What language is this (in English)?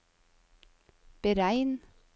Norwegian